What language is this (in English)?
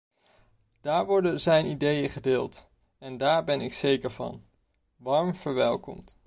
Dutch